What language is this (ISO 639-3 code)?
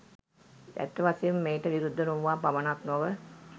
sin